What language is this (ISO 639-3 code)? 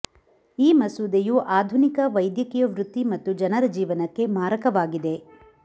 kan